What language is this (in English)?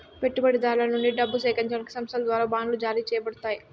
Telugu